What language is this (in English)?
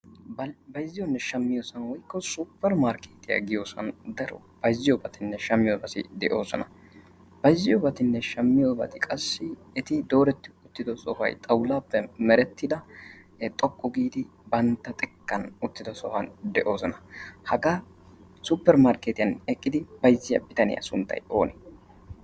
Wolaytta